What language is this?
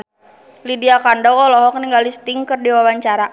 Sundanese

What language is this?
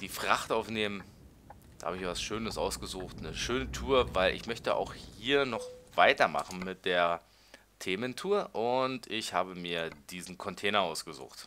German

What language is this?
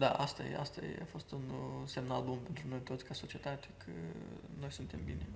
Romanian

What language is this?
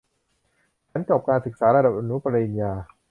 Thai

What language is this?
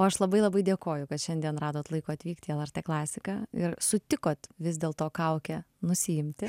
Lithuanian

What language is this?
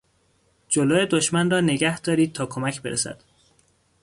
Persian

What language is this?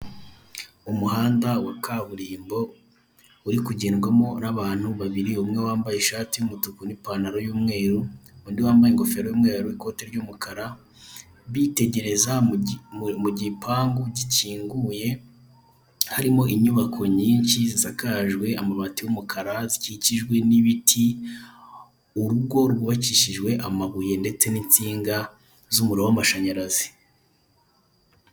Kinyarwanda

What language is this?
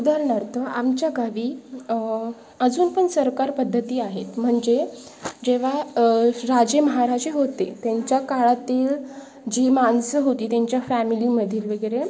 Marathi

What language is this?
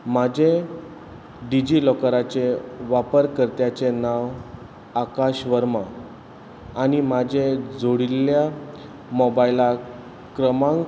Konkani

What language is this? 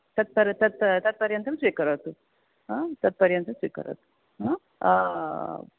Sanskrit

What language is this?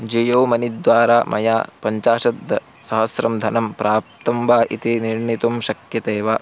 Sanskrit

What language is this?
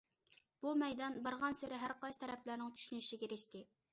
Uyghur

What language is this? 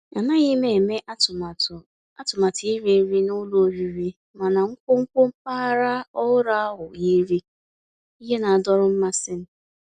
Igbo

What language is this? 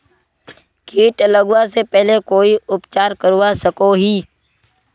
Magahi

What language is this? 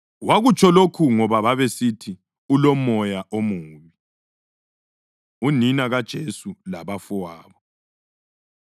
North Ndebele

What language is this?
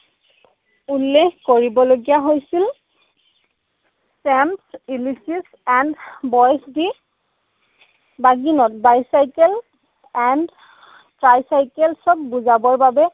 Assamese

